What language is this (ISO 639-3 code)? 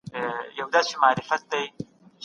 pus